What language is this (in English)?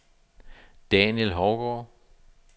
Danish